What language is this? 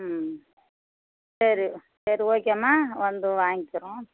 Tamil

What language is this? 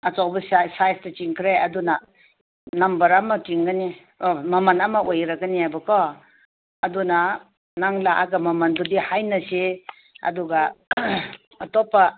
Manipuri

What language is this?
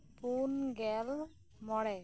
Santali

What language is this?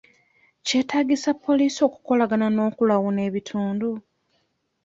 Ganda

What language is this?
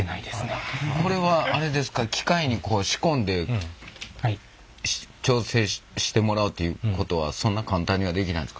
Japanese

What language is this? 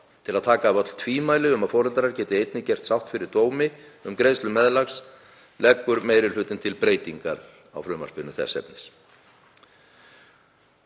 Icelandic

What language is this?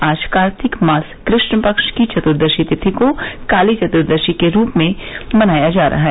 Hindi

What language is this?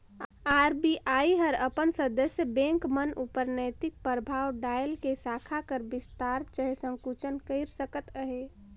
Chhattisgarhi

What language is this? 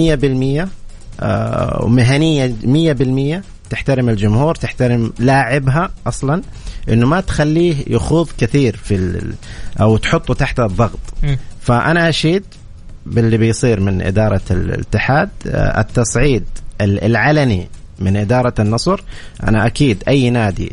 Arabic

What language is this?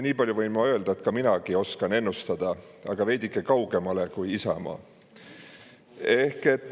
Estonian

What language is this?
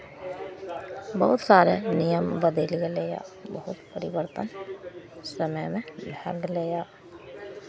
Maithili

